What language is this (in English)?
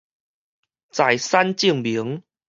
Min Nan Chinese